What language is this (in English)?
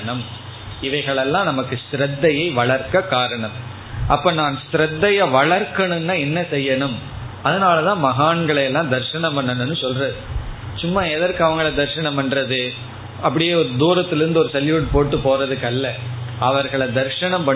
Tamil